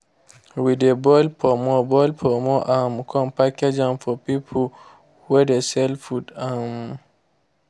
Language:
Nigerian Pidgin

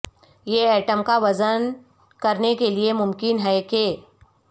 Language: Urdu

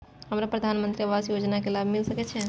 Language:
Maithili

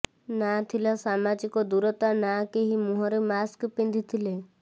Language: Odia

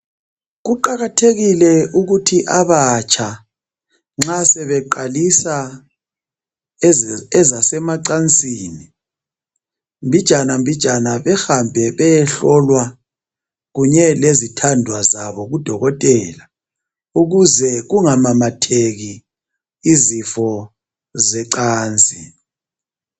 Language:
North Ndebele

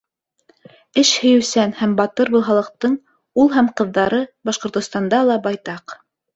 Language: Bashkir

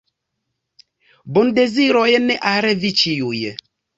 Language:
Esperanto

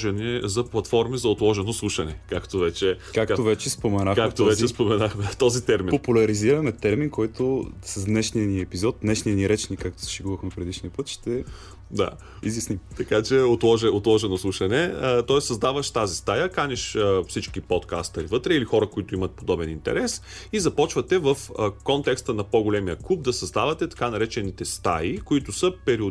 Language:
Bulgarian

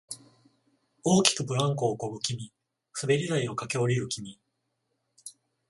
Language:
Japanese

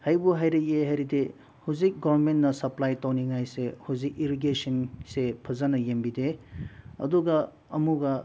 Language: Manipuri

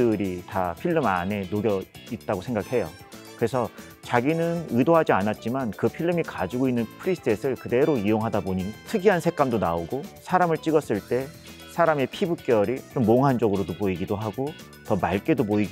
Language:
Korean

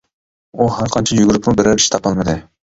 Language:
Uyghur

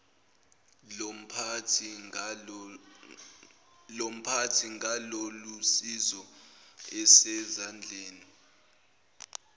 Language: Zulu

